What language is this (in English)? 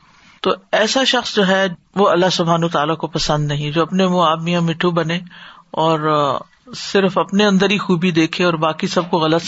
Urdu